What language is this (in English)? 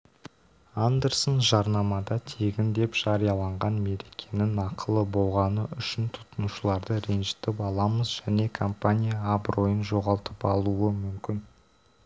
Kazakh